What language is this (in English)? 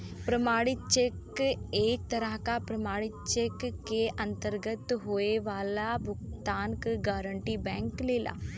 Bhojpuri